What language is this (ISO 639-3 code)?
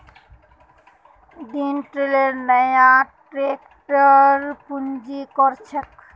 mag